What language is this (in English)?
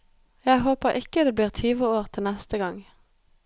Norwegian